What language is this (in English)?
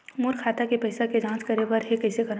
Chhattisgarhi